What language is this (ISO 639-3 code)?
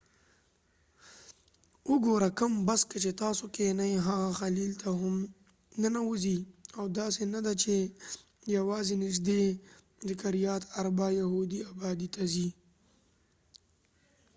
pus